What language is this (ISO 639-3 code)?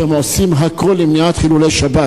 heb